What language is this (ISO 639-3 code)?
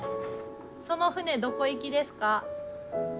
jpn